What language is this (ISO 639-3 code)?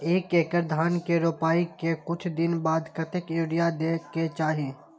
mai